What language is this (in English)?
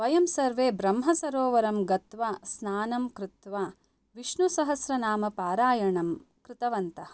Sanskrit